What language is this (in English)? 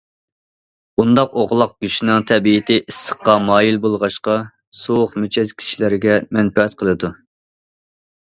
Uyghur